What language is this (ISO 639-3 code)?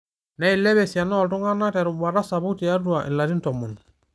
mas